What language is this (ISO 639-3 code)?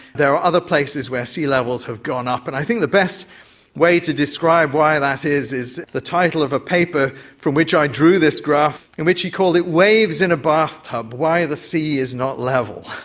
eng